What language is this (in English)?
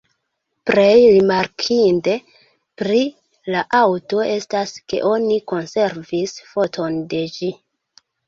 Esperanto